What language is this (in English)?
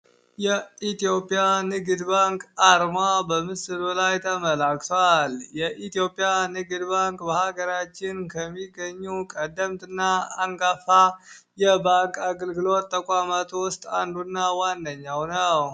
Amharic